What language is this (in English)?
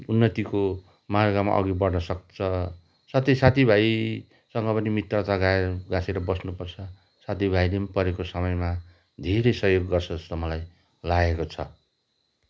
Nepali